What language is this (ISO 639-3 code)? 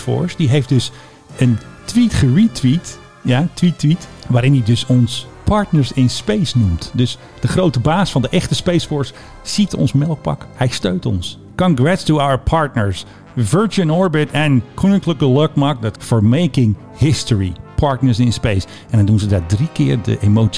nld